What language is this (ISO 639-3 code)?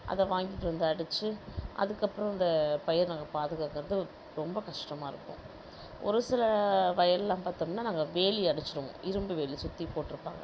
tam